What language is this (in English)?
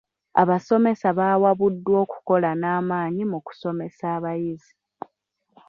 Ganda